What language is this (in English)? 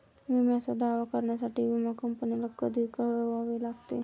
Marathi